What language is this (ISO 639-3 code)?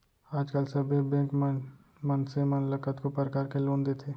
hne